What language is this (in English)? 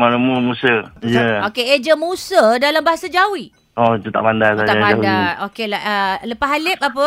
Malay